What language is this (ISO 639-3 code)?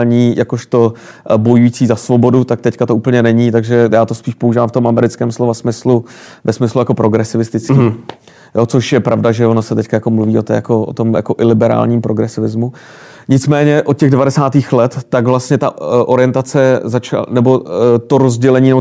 ces